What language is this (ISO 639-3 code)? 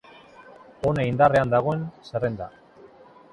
eus